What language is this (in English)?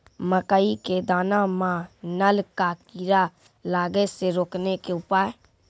Maithili